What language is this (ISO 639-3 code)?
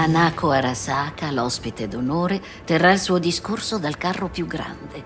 ita